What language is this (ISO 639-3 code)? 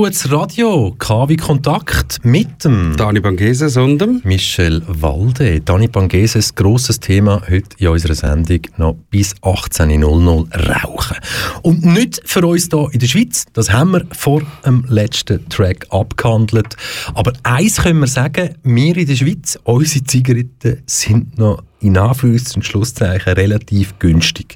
deu